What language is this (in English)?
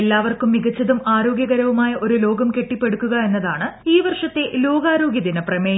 Malayalam